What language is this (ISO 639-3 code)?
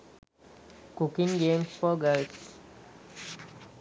sin